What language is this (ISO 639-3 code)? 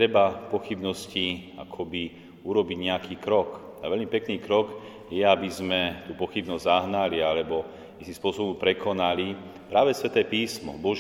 slk